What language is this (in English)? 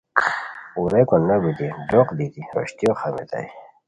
Khowar